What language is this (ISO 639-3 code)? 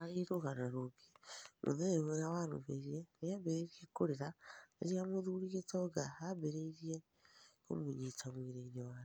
kik